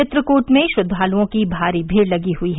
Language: Hindi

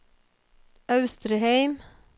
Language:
Norwegian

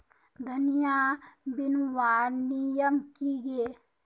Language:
Magahi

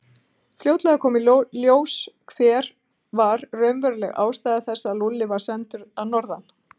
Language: Icelandic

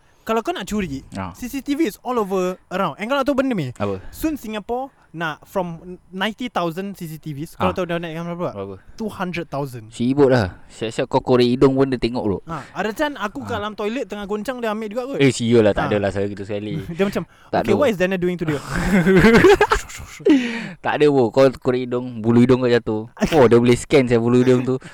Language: Malay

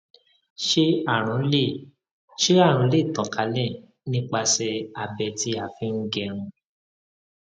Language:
Yoruba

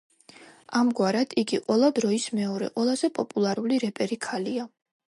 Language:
Georgian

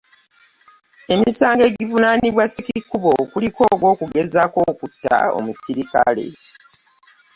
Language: Ganda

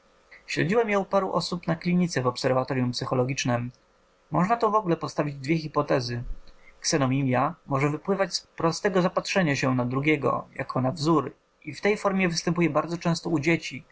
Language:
Polish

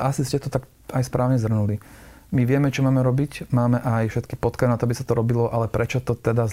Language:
Slovak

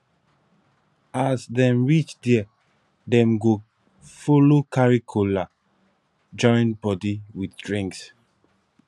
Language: Nigerian Pidgin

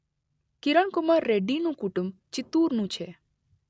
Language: Gujarati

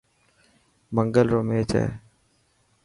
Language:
Dhatki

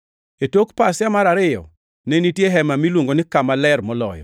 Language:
Luo (Kenya and Tanzania)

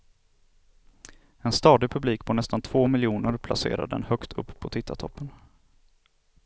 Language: Swedish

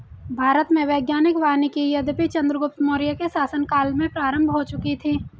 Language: Hindi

